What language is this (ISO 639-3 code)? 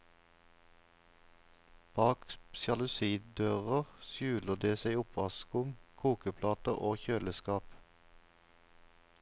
nor